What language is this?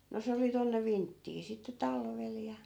Finnish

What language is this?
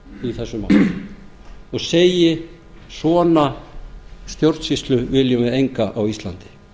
Icelandic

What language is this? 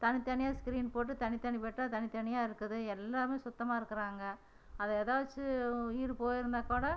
Tamil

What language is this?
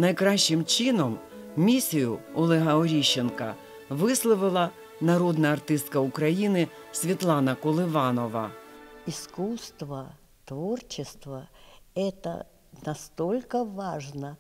Ukrainian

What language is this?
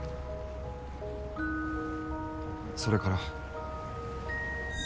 Japanese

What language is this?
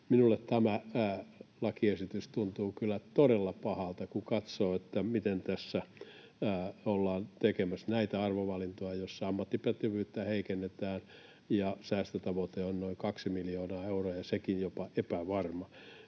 Finnish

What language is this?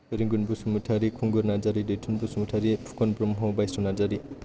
Bodo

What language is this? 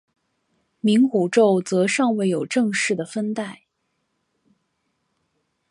Chinese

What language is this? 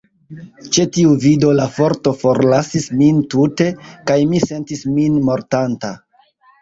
Esperanto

